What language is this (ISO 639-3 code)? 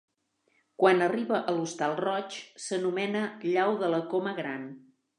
cat